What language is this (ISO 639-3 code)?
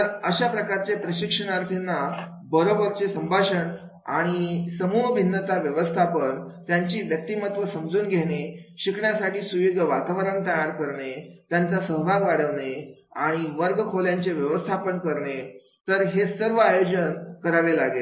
mar